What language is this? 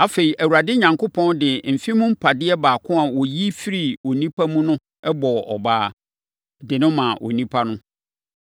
Akan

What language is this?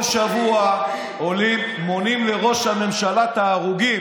Hebrew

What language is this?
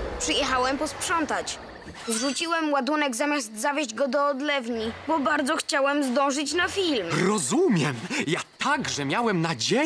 Polish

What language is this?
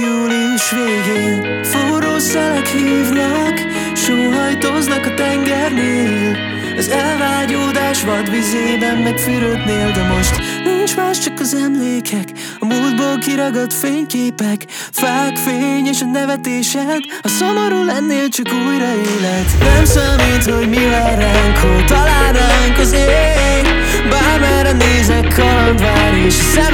Hungarian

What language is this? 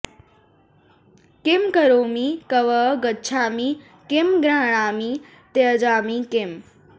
Sanskrit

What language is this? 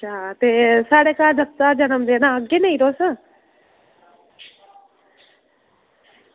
Dogri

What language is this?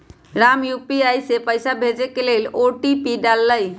Magahi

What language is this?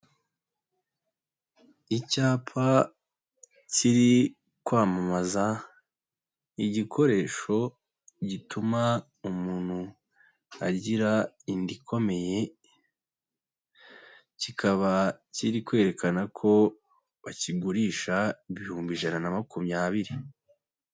Kinyarwanda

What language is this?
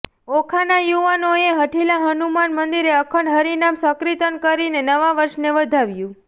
Gujarati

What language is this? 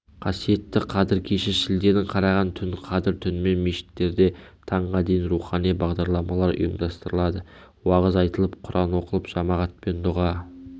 Kazakh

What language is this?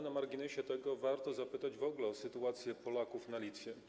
Polish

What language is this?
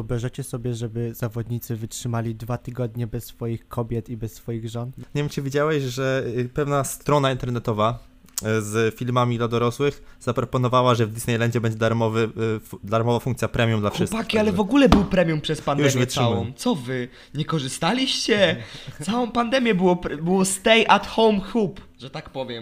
Polish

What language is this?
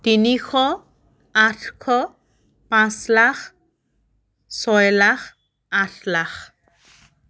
Assamese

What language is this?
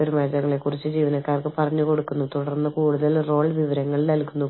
Malayalam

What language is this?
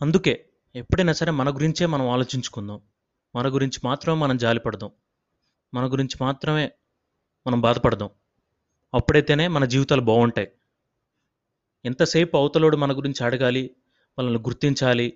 Telugu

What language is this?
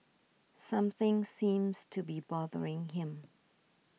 English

